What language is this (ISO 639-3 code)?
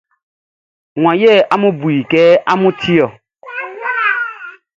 bci